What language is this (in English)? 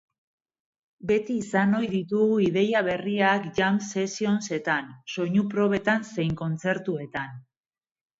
Basque